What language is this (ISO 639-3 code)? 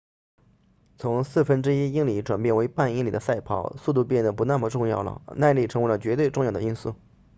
zho